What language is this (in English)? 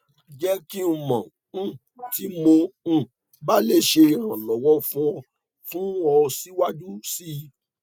Yoruba